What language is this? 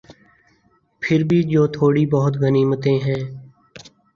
Urdu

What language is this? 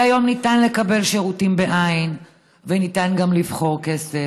Hebrew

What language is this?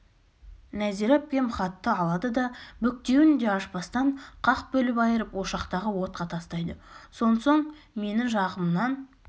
Kazakh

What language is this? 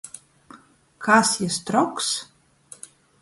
Latgalian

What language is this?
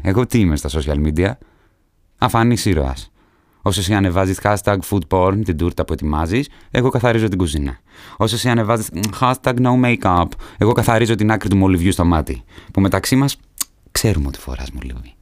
Greek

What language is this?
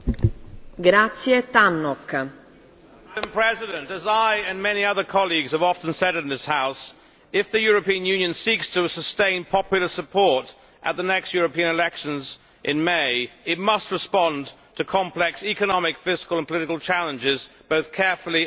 English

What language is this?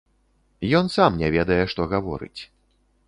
Belarusian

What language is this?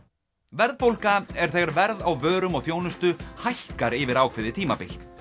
Icelandic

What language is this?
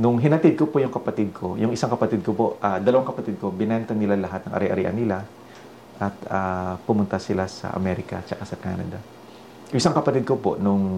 Filipino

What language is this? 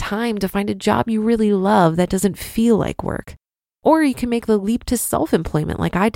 English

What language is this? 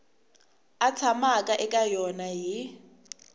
Tsonga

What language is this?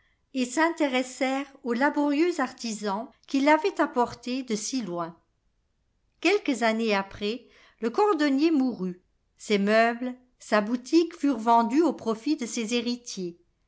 French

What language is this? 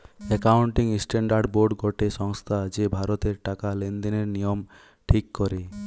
Bangla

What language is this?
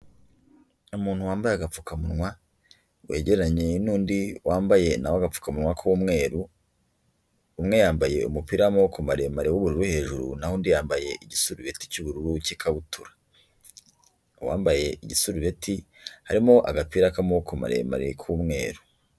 Kinyarwanda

